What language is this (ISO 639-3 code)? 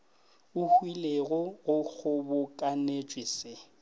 nso